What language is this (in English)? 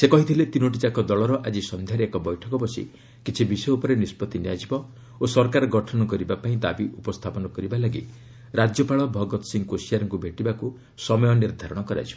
Odia